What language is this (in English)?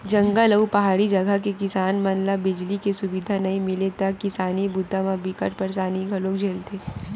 Chhattisgarhi